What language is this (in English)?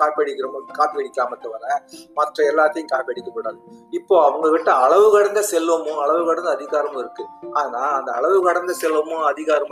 Tamil